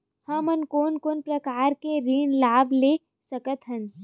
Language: Chhattisgarhi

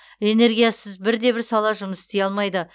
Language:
Kazakh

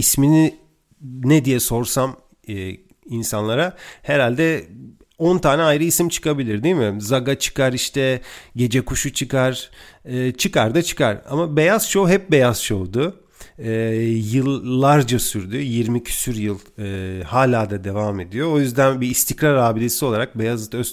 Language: Turkish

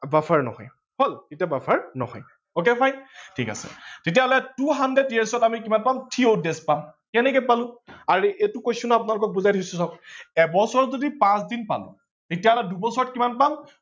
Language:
Assamese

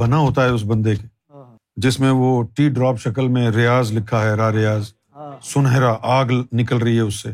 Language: Urdu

